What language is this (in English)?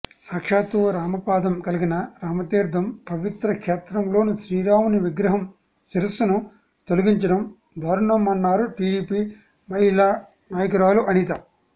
Telugu